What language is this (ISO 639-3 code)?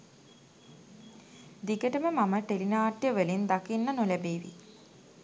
sin